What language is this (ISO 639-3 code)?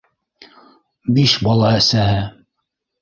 bak